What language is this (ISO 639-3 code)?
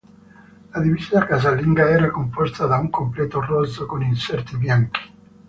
ita